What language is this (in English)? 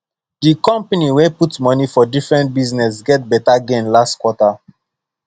Nigerian Pidgin